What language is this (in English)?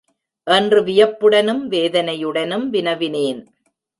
Tamil